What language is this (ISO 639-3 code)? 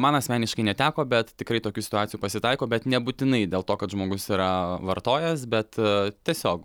lit